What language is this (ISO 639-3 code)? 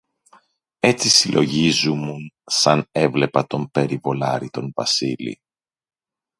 ell